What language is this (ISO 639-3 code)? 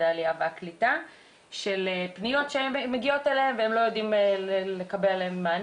heb